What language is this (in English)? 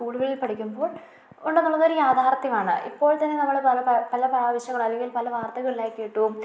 Malayalam